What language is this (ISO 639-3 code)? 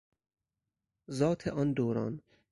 fas